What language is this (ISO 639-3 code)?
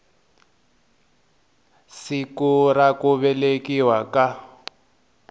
tso